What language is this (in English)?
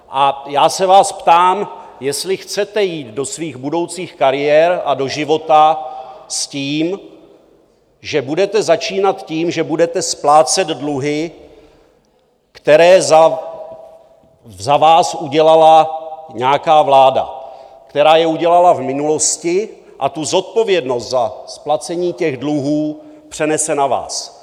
Czech